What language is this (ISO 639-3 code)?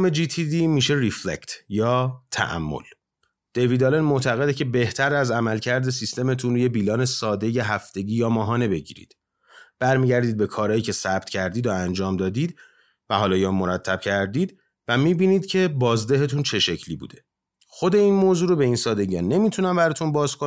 fas